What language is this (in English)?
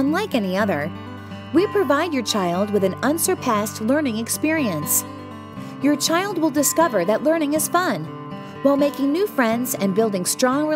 English